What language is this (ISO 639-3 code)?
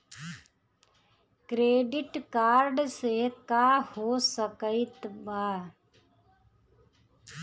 bho